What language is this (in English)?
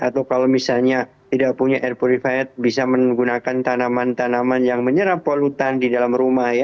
Indonesian